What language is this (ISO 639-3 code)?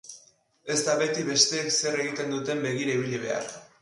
eus